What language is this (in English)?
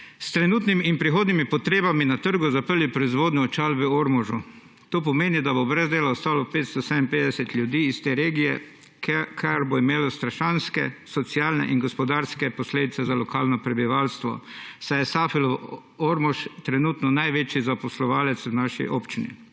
Slovenian